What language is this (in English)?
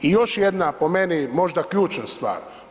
Croatian